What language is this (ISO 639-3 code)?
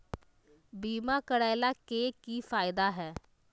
mag